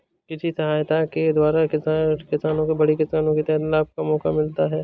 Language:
Hindi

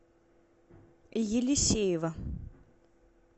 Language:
Russian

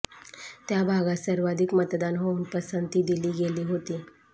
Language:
Marathi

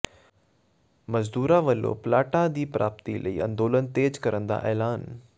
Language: Punjabi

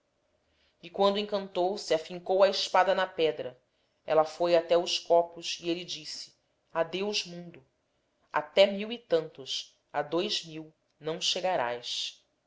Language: Portuguese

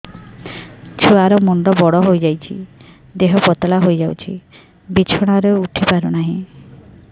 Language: Odia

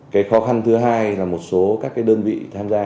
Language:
Vietnamese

